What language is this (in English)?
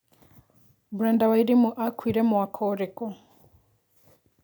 Kikuyu